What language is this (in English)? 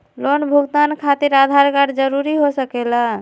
Magahi